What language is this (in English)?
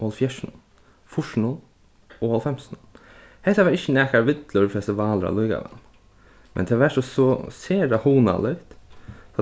Faroese